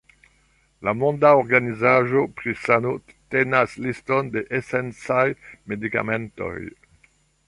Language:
Esperanto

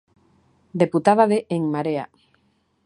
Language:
Galician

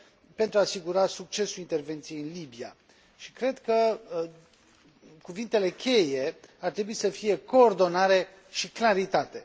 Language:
Romanian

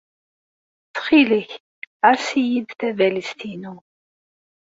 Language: Kabyle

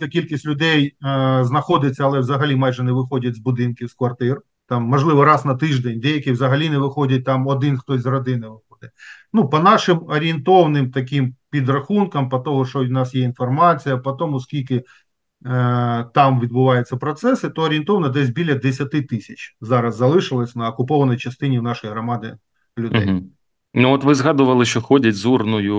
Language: Ukrainian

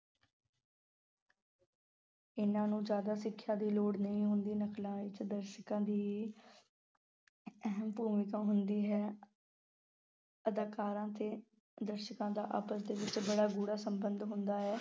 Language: Punjabi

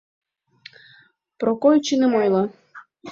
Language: Mari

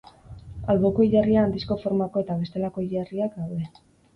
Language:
Basque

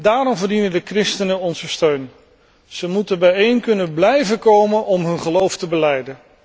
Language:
Dutch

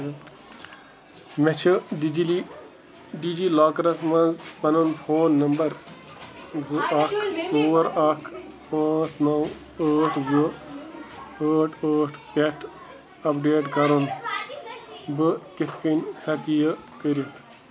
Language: Kashmiri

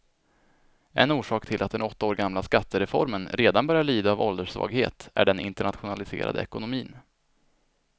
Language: Swedish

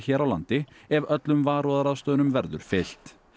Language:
Icelandic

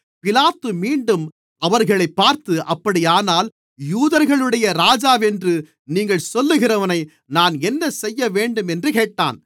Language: Tamil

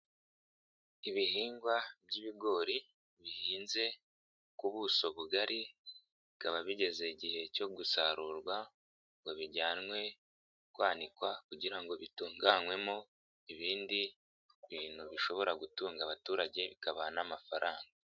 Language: Kinyarwanda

